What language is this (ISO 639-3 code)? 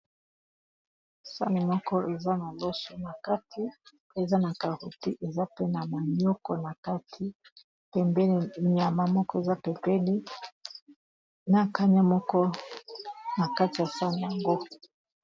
lin